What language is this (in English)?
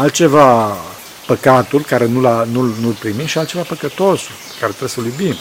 Romanian